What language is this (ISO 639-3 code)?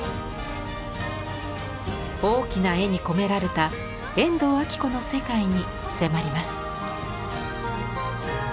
jpn